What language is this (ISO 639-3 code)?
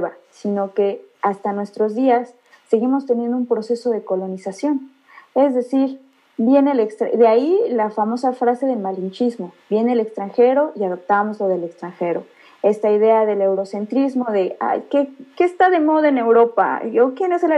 spa